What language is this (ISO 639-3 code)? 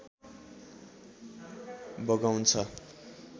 nep